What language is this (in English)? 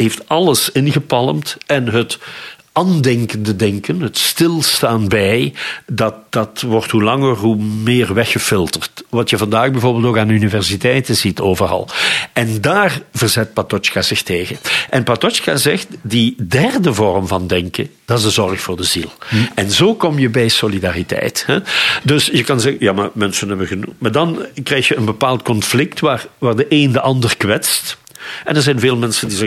Dutch